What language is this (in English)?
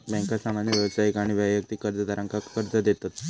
Marathi